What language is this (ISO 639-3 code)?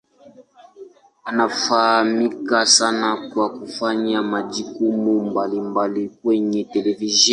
swa